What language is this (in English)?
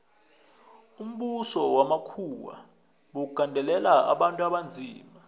South Ndebele